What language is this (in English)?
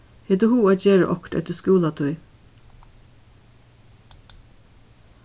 Faroese